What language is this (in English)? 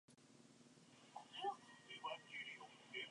Chinese